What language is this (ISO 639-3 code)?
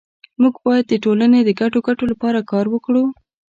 pus